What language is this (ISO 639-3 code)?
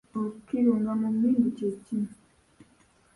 lug